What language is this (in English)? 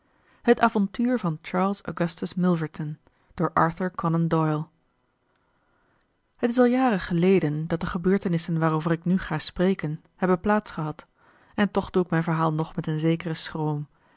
Dutch